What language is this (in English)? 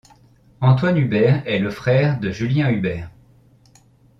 French